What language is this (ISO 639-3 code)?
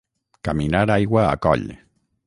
cat